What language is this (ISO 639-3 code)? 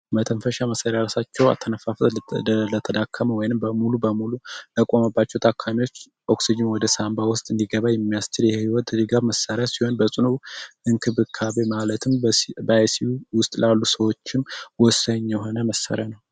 amh